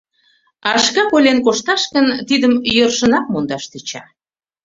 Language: Mari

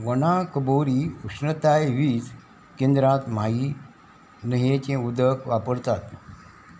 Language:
Konkani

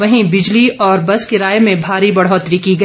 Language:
Hindi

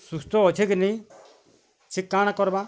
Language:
Odia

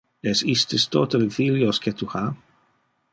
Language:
Interlingua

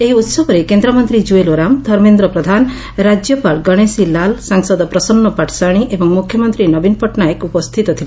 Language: Odia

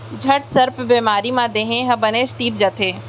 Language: Chhattisgarhi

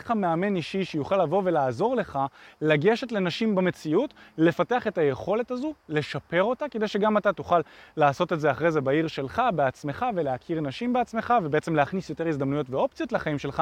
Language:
Hebrew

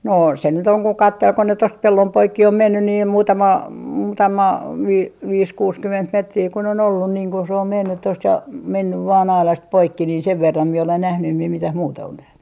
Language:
Finnish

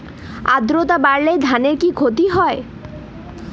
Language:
Bangla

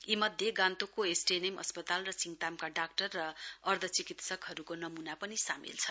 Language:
Nepali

